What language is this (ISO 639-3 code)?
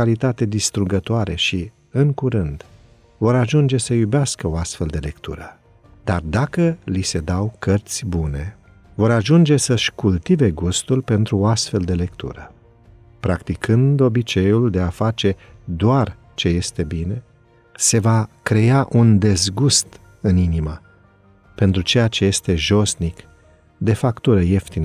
ron